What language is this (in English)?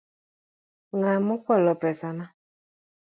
Luo (Kenya and Tanzania)